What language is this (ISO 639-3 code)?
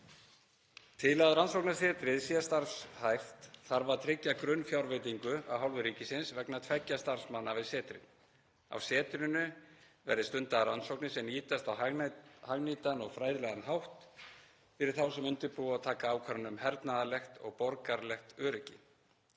isl